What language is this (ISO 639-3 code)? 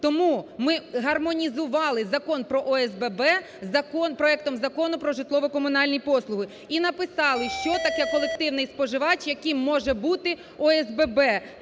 ukr